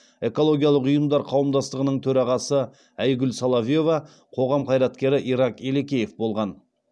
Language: Kazakh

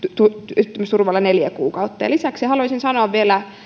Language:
Finnish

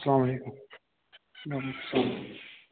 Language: Kashmiri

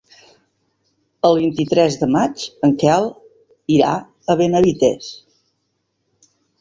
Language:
Catalan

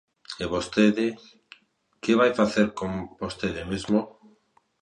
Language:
Galician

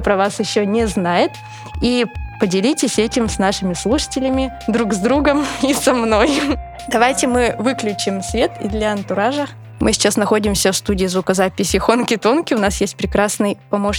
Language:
Russian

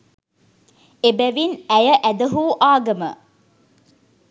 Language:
Sinhala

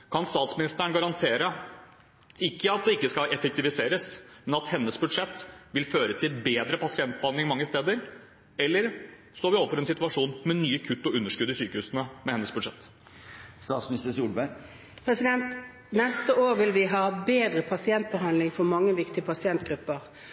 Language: Norwegian Bokmål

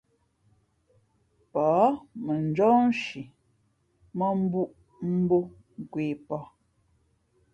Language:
Fe'fe'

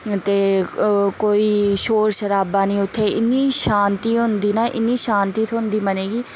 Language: Dogri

